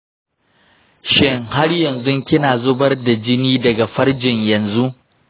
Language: Hausa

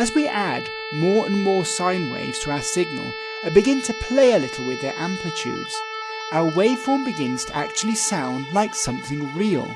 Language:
English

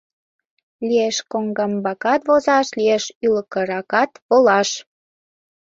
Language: Mari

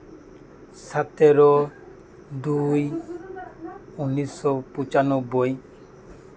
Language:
Santali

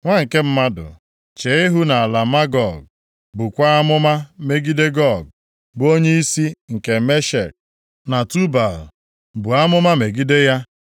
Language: Igbo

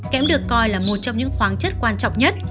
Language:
Vietnamese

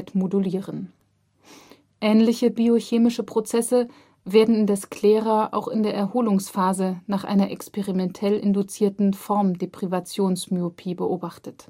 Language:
German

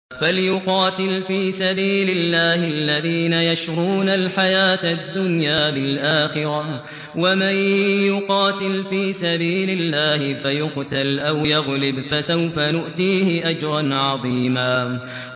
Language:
Arabic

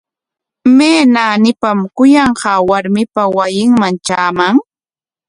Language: Corongo Ancash Quechua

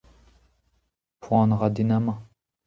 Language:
Breton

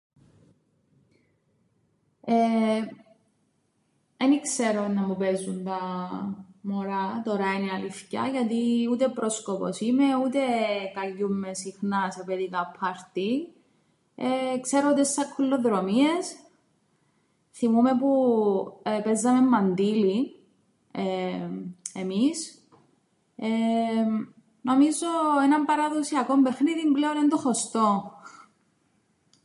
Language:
Greek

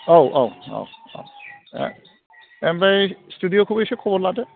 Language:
Bodo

